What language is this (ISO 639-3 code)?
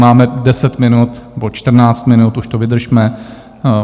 ces